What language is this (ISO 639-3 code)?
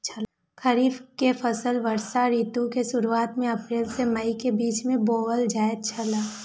mai